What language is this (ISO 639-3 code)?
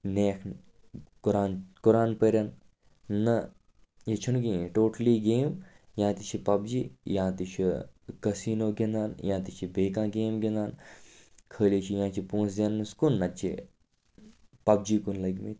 kas